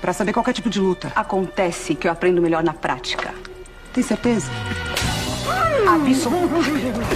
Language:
Portuguese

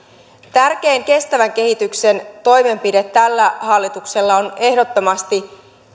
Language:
Finnish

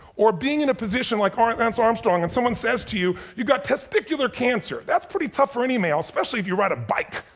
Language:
English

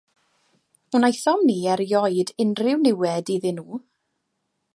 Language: Welsh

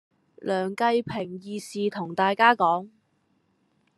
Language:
Cantonese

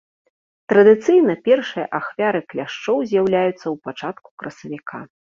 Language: Belarusian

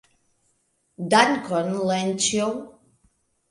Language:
Esperanto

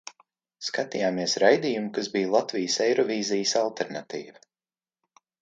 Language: Latvian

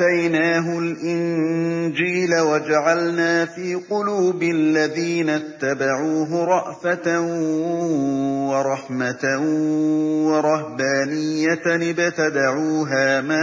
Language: Arabic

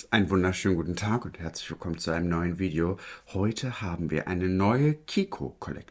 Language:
German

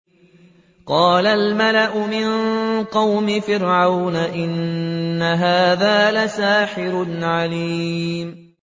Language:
Arabic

